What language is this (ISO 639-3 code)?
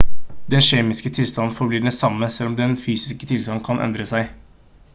nob